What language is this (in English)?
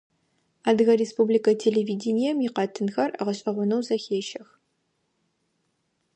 Adyghe